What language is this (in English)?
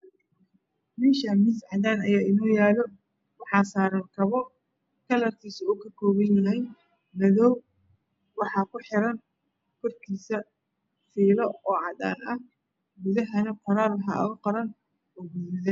Somali